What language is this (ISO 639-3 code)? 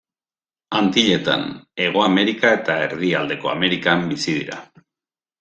eus